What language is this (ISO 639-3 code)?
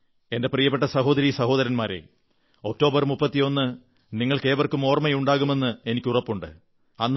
mal